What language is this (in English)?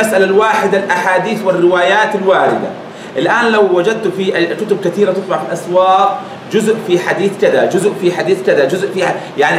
Arabic